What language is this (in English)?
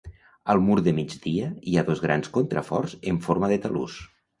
Catalan